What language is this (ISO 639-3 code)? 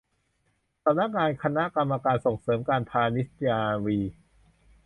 tha